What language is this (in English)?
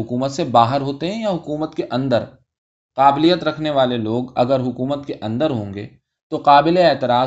Urdu